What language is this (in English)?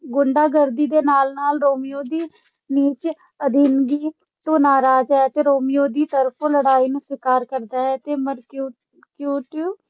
Punjabi